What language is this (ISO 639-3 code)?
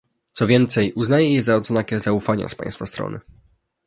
pol